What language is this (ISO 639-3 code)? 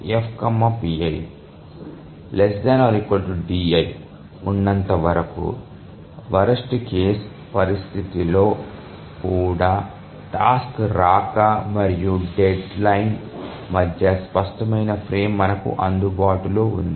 tel